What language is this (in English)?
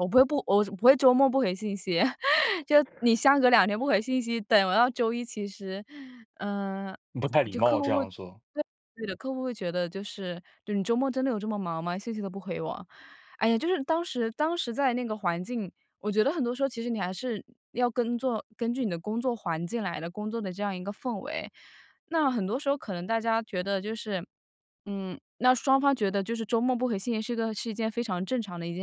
Chinese